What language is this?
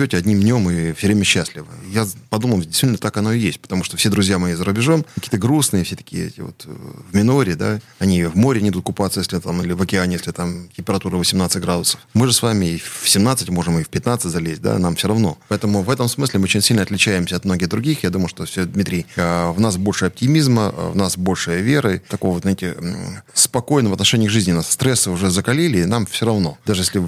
Russian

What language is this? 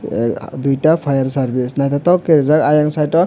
Kok Borok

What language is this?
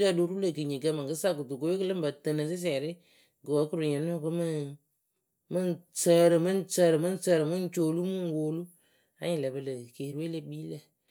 Akebu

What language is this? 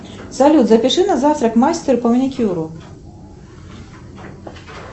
Russian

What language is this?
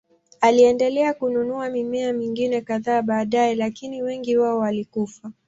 Swahili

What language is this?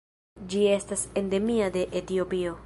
Esperanto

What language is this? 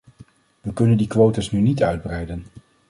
Dutch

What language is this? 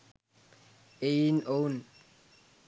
Sinhala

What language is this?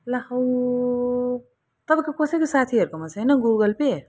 Nepali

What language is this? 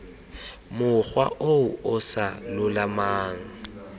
Tswana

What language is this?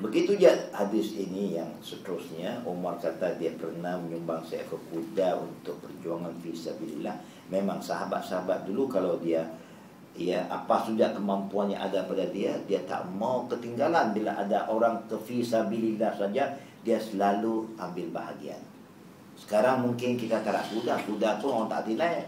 Malay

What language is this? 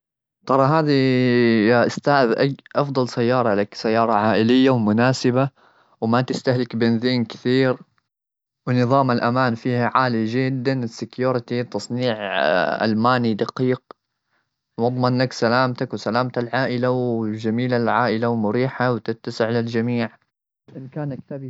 Gulf Arabic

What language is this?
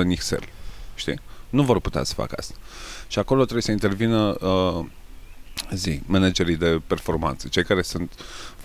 Romanian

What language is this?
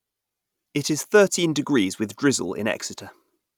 English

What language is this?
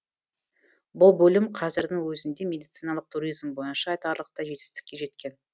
Kazakh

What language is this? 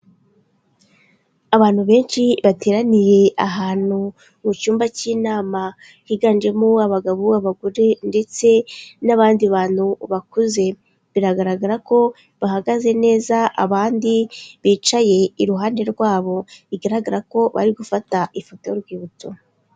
Kinyarwanda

